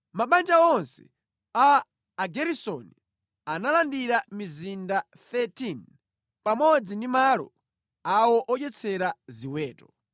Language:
Nyanja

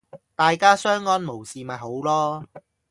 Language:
Cantonese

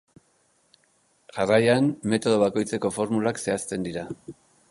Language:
Basque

